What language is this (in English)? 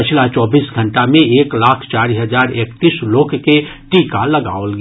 Maithili